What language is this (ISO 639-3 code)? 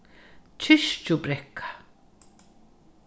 fao